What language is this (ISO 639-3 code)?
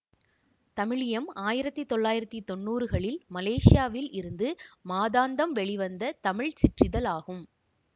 tam